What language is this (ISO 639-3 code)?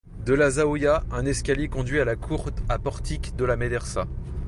fra